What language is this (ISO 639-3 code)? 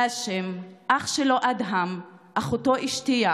heb